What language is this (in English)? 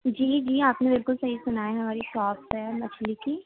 Urdu